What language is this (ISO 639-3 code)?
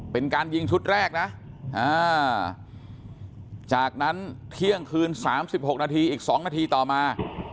tha